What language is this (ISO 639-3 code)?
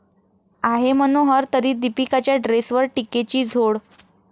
mar